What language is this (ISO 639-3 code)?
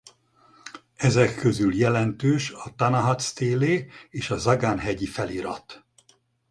hun